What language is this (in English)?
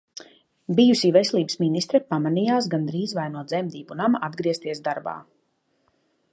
Latvian